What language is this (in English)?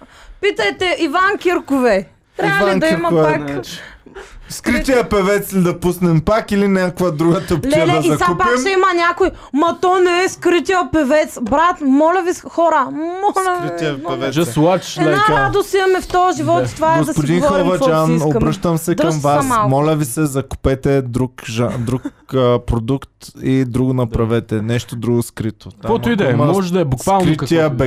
Bulgarian